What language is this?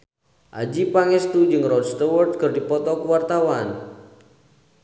Sundanese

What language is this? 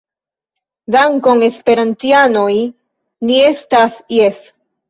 Esperanto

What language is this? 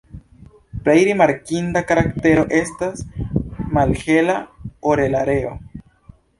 Esperanto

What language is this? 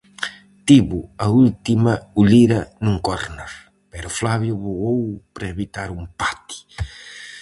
Galician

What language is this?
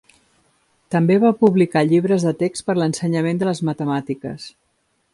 Catalan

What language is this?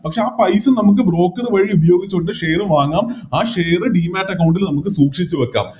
Malayalam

